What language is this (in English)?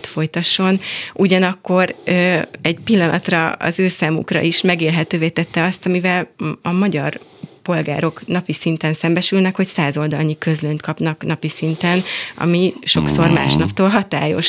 Hungarian